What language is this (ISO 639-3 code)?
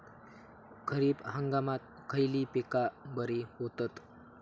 mar